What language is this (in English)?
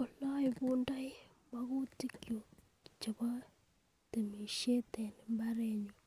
Kalenjin